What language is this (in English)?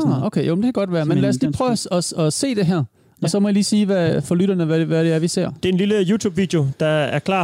Danish